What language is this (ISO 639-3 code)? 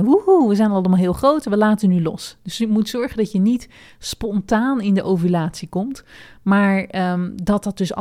nld